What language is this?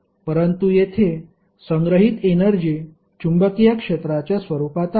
Marathi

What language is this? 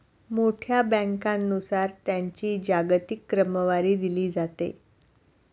Marathi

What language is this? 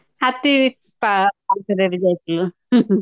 Odia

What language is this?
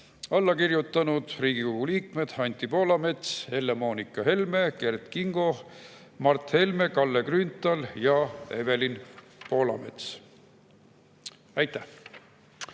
Estonian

